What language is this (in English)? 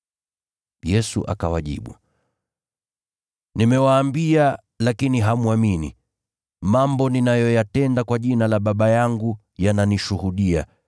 Swahili